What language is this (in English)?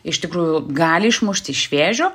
Lithuanian